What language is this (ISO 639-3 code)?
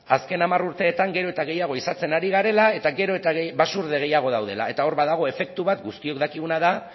eus